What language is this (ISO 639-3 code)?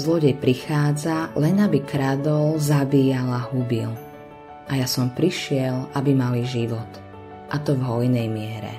slk